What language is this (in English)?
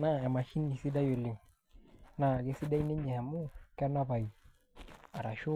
Masai